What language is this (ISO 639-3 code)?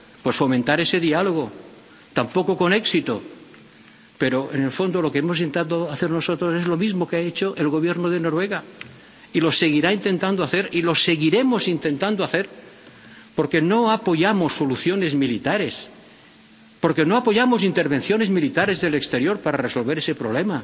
spa